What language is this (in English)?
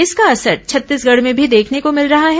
Hindi